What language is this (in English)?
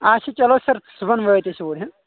Kashmiri